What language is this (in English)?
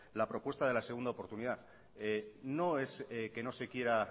Spanish